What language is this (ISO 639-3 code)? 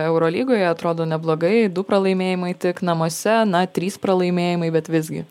lit